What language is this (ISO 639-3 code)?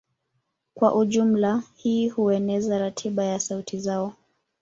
swa